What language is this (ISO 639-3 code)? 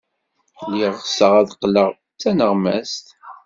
kab